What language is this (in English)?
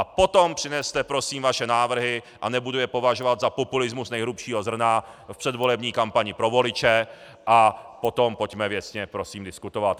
Czech